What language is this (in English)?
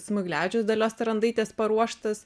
Lithuanian